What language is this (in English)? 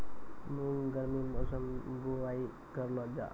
Maithili